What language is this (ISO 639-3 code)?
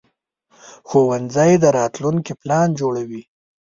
pus